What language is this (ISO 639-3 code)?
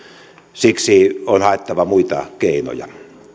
fin